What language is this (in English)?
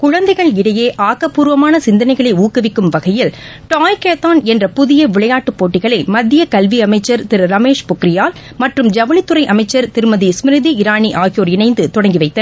Tamil